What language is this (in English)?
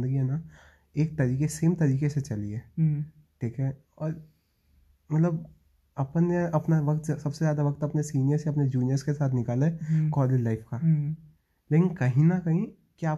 Hindi